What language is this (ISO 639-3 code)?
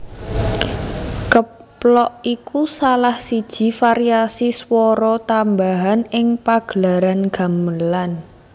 jav